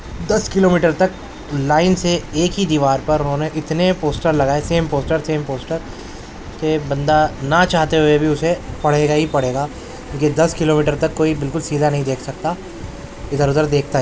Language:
Urdu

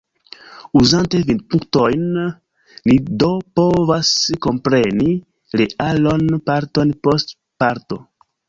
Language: Esperanto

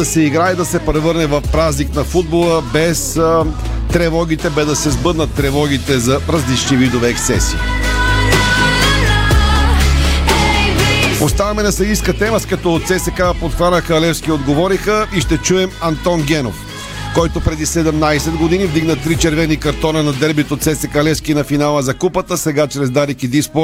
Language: Bulgarian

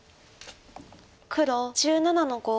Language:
Japanese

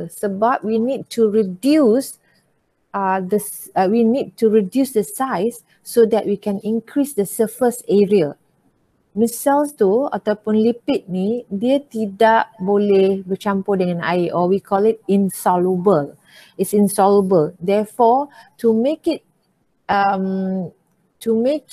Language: Malay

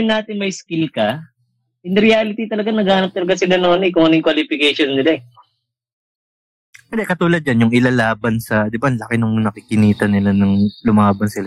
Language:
Filipino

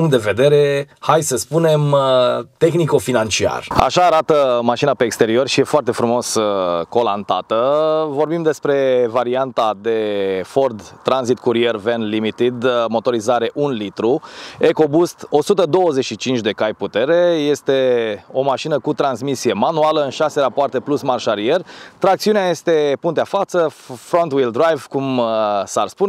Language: Romanian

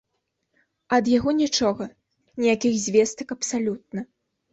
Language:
Belarusian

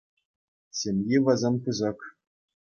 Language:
Chuvash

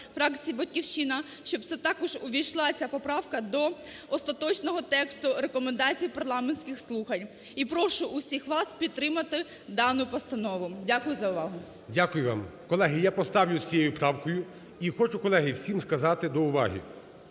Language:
Ukrainian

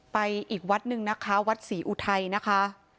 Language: Thai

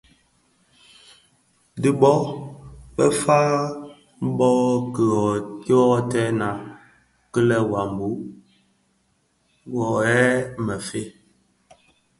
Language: Bafia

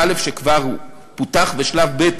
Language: Hebrew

